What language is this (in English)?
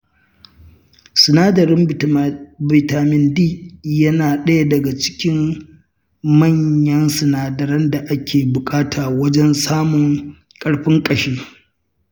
Hausa